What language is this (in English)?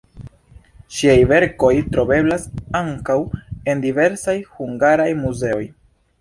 Esperanto